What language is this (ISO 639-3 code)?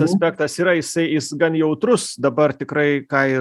lit